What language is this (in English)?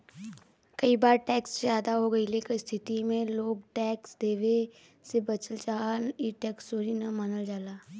Bhojpuri